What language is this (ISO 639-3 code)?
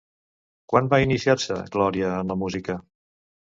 cat